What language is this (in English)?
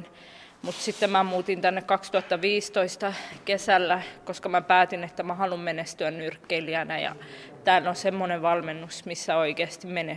Finnish